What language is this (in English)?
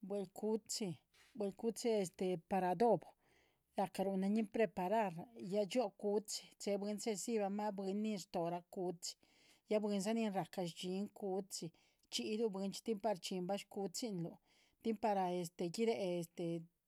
Chichicapan Zapotec